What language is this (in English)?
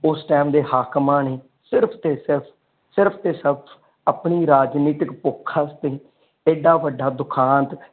Punjabi